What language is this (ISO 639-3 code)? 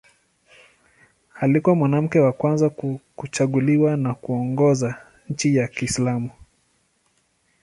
swa